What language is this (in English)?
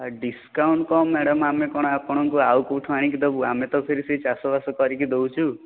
Odia